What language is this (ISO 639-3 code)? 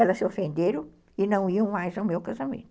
por